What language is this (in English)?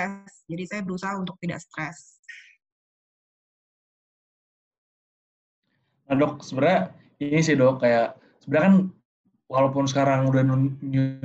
Indonesian